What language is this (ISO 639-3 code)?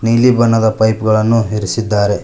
kan